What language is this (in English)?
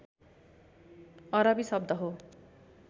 Nepali